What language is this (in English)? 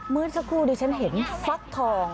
Thai